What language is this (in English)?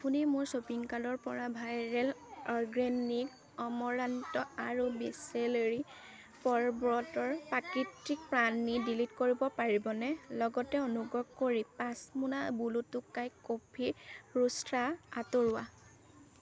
Assamese